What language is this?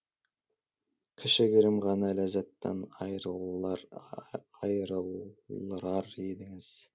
Kazakh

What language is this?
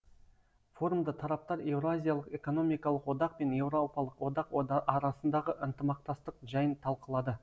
Kazakh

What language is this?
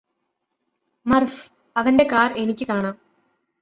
Malayalam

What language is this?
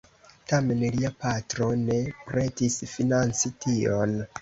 Esperanto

